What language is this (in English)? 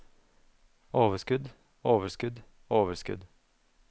Norwegian